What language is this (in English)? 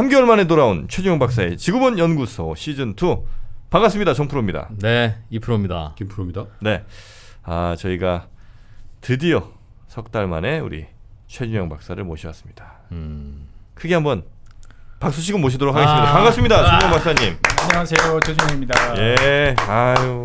Korean